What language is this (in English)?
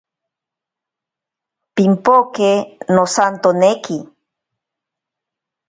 Ashéninka Perené